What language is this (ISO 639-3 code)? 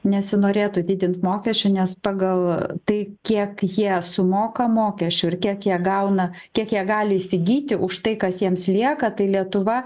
lit